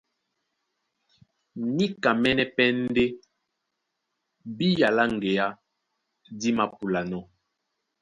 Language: Duala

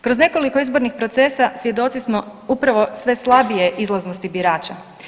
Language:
Croatian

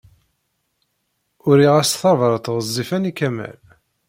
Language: Kabyle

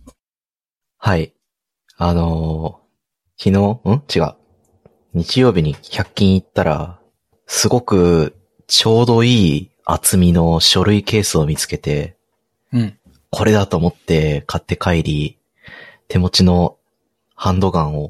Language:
Japanese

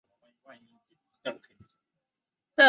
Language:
Chinese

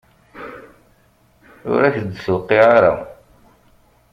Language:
Kabyle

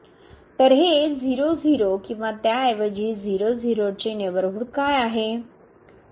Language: Marathi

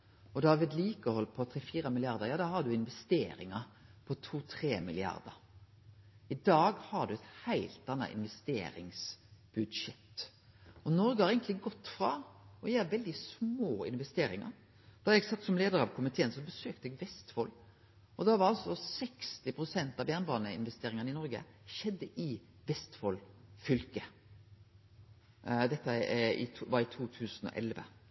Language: Norwegian Nynorsk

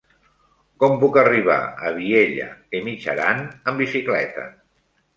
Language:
Catalan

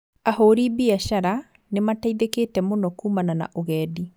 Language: Kikuyu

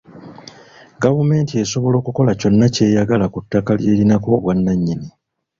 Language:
Ganda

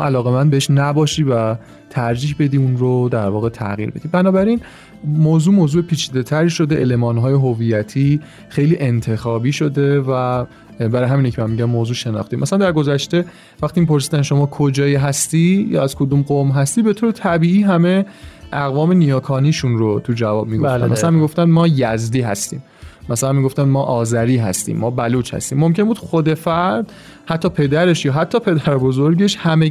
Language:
Persian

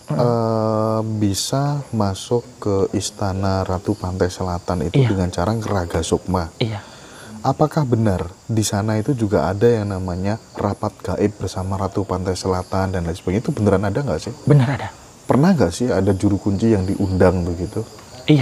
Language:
Indonesian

